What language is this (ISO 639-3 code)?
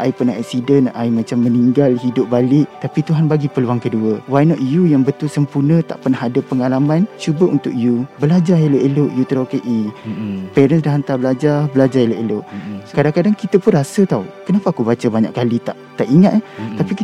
msa